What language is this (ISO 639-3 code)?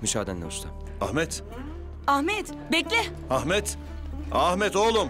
tur